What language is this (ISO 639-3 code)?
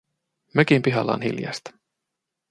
fin